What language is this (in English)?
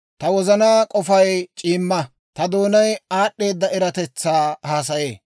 Dawro